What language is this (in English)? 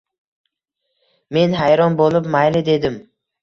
Uzbek